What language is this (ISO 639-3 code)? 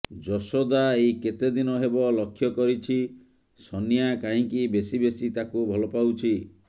ori